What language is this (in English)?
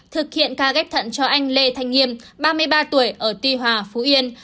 Vietnamese